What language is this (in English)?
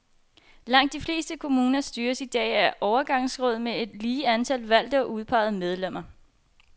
Danish